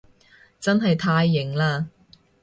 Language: Cantonese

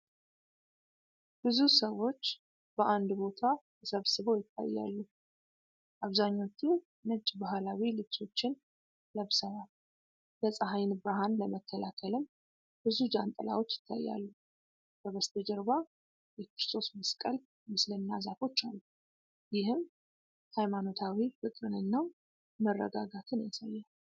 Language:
Amharic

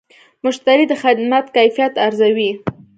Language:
Pashto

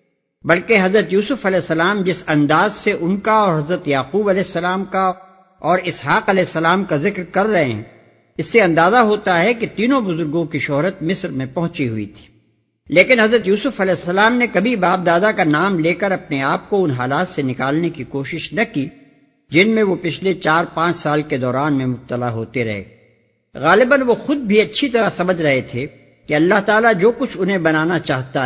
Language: Urdu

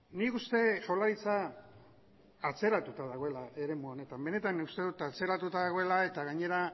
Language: Basque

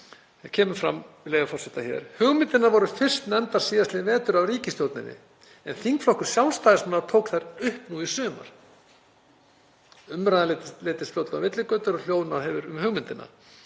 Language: Icelandic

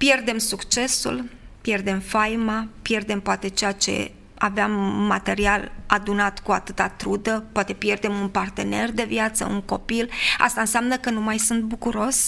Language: Romanian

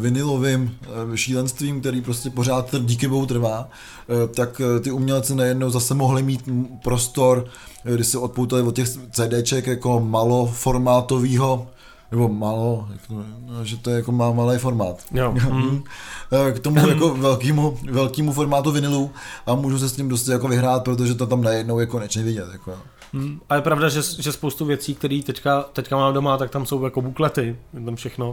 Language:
Czech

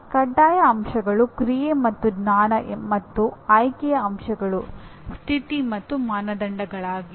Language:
Kannada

